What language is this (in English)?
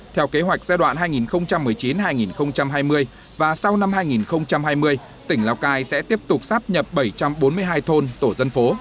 Vietnamese